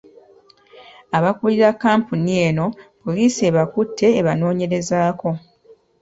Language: Ganda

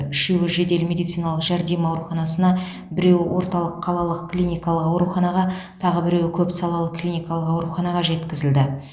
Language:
Kazakh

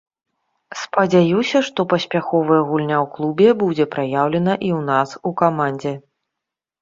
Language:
Belarusian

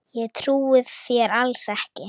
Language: Icelandic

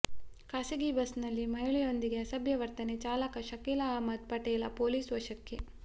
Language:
Kannada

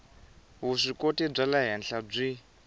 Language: Tsonga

